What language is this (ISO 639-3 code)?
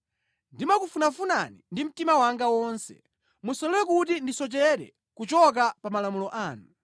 nya